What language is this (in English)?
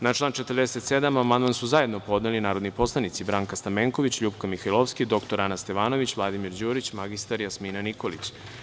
Serbian